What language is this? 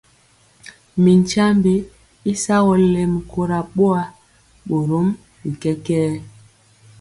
Mpiemo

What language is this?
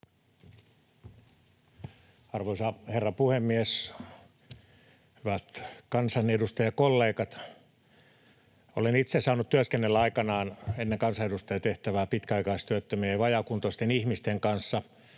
Finnish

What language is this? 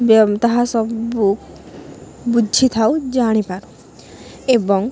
Odia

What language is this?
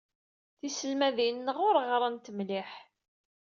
Kabyle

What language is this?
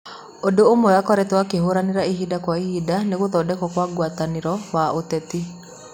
Kikuyu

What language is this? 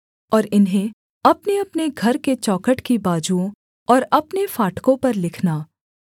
Hindi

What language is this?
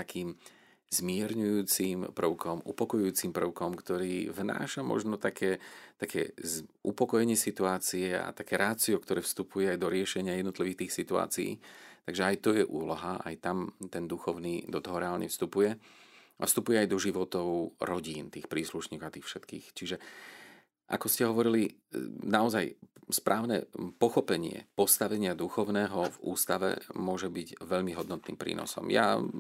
Slovak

